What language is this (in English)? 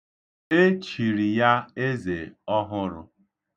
Igbo